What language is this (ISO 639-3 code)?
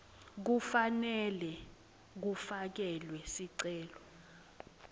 ssw